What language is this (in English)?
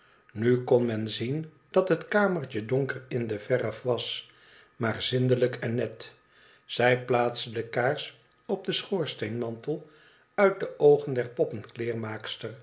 Dutch